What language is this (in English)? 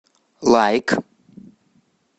Russian